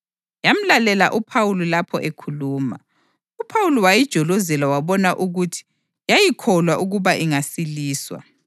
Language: North Ndebele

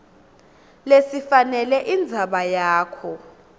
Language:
Swati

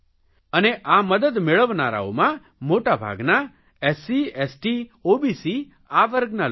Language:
Gujarati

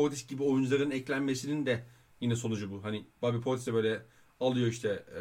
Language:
Turkish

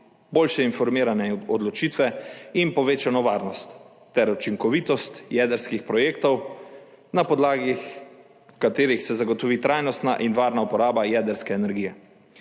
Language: Slovenian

